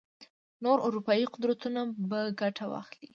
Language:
Pashto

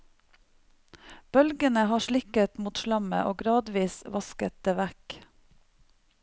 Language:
Norwegian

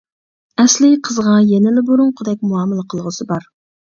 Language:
Uyghur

